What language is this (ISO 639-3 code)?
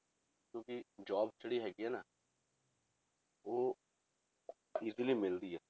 pan